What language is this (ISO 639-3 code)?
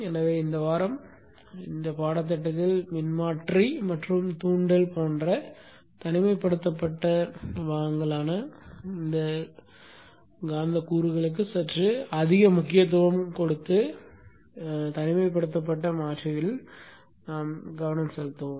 tam